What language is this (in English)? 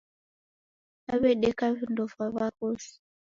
Taita